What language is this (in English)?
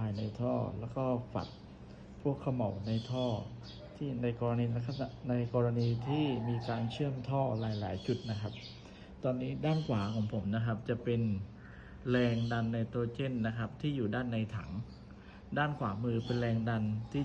Thai